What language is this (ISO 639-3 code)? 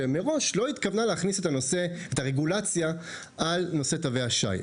heb